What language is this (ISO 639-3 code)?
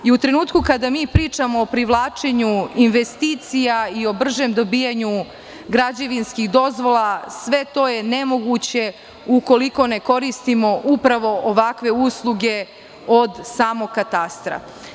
srp